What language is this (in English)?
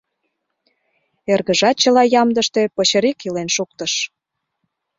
Mari